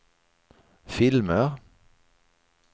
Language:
Swedish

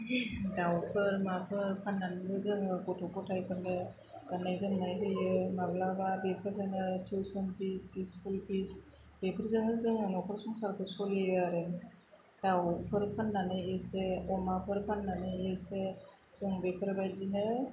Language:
Bodo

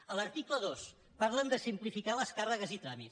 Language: Catalan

